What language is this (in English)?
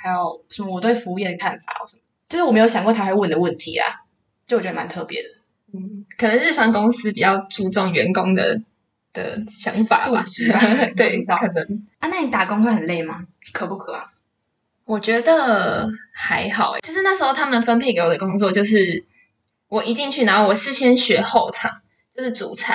Chinese